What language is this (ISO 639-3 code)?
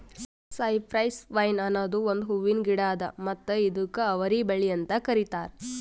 kan